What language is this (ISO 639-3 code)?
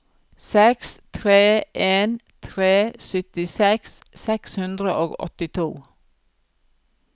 nor